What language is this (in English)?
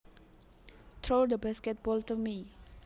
Javanese